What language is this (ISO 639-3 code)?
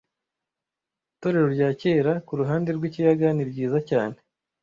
kin